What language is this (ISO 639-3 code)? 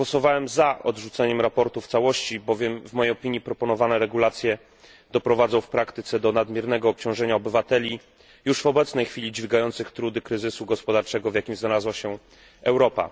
pol